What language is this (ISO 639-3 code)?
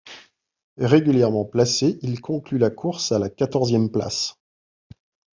fra